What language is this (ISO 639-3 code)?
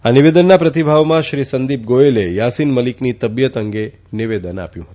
guj